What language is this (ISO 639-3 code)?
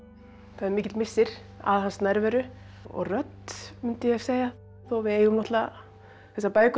isl